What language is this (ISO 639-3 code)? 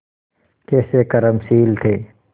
hin